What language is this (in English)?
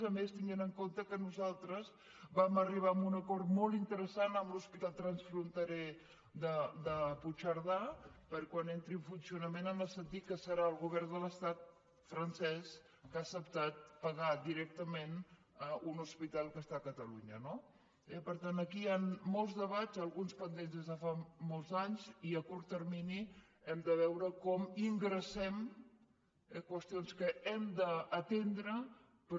Catalan